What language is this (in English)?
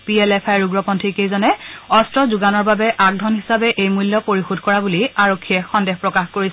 Assamese